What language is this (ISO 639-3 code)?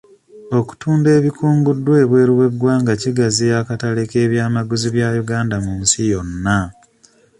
lug